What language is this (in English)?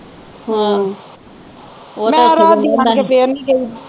Punjabi